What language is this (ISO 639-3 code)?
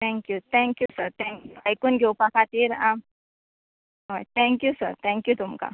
kok